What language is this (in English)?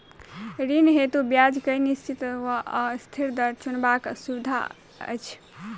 Maithili